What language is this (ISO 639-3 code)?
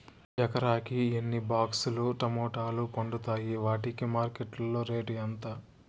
tel